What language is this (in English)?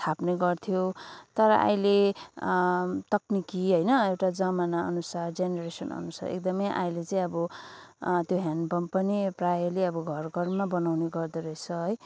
Nepali